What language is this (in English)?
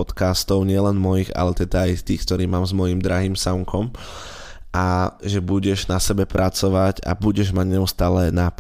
Slovak